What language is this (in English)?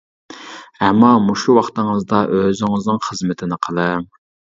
Uyghur